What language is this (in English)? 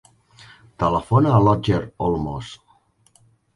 Catalan